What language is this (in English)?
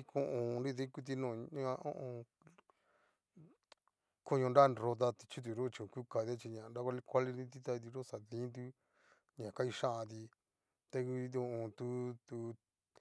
Cacaloxtepec Mixtec